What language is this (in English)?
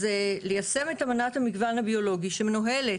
Hebrew